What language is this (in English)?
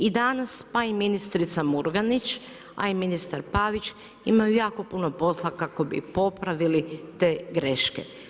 Croatian